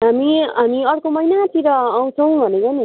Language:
Nepali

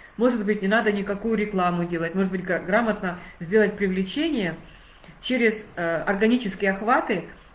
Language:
Russian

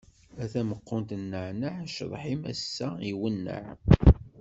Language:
Kabyle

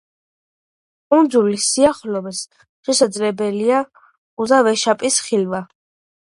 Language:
Georgian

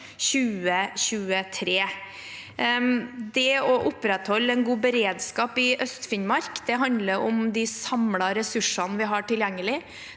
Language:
Norwegian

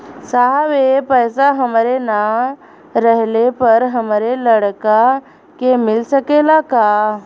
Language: Bhojpuri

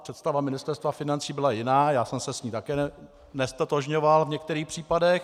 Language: Czech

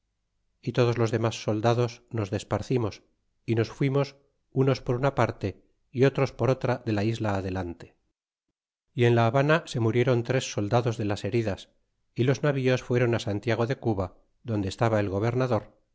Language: Spanish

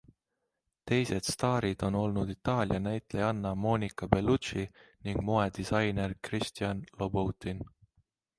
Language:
Estonian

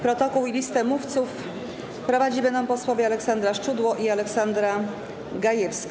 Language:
Polish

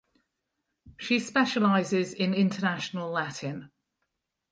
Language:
English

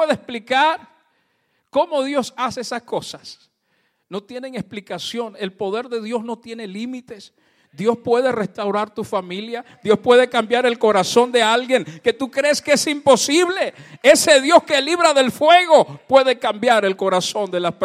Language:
Spanish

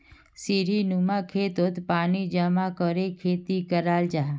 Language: Magahi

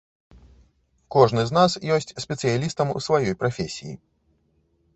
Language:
Belarusian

